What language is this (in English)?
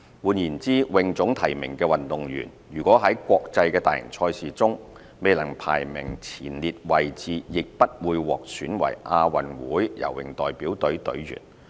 Cantonese